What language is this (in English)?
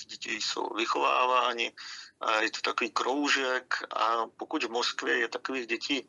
Czech